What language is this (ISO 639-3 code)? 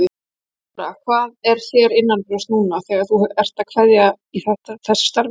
isl